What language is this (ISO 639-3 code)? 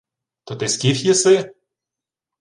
ukr